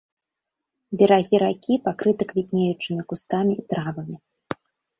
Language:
Belarusian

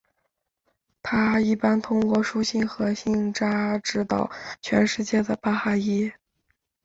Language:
Chinese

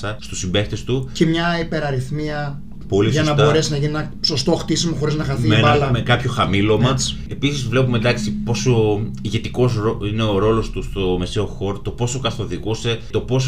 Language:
Greek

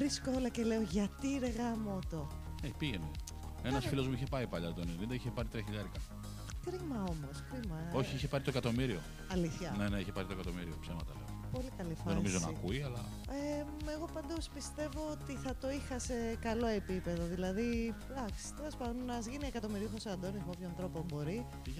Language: Greek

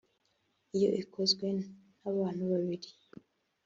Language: Kinyarwanda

